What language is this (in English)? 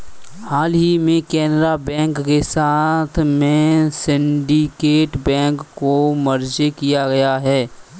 Hindi